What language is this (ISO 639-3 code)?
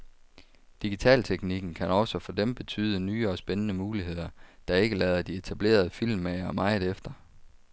dan